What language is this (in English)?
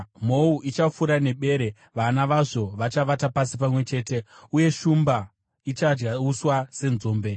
Shona